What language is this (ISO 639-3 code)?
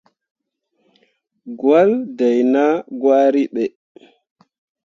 mua